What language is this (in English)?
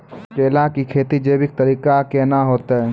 Maithili